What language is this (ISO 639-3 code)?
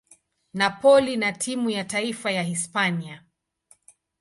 swa